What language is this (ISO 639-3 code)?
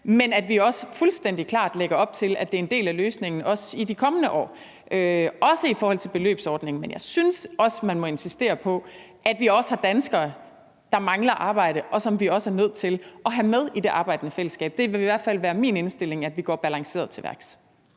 dan